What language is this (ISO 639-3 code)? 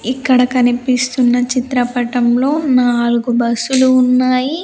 tel